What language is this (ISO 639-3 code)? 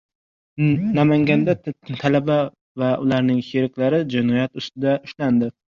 uzb